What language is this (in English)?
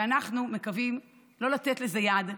Hebrew